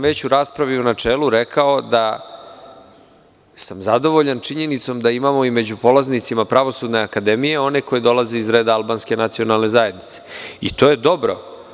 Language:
Serbian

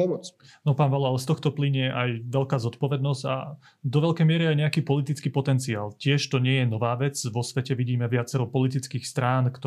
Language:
Slovak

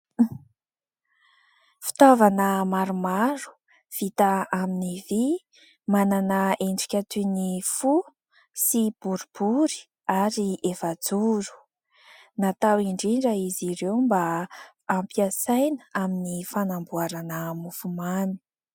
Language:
Malagasy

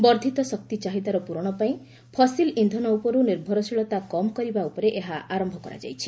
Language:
Odia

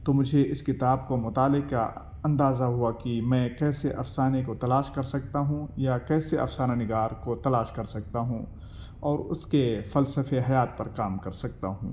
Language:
Urdu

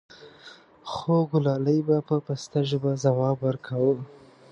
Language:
Pashto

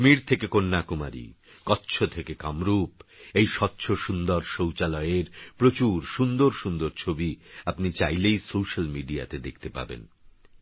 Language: Bangla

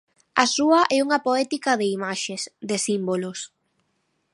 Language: Galician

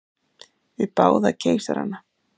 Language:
Icelandic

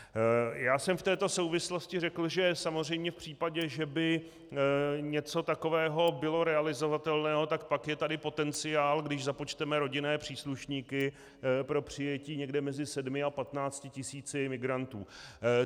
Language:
Czech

